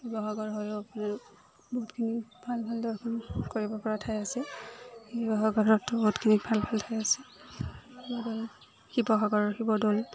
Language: Assamese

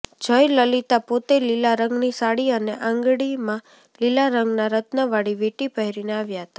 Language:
Gujarati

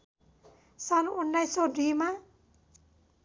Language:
Nepali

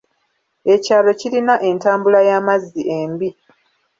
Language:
Ganda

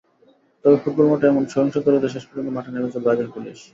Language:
Bangla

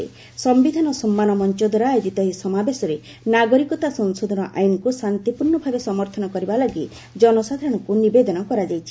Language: Odia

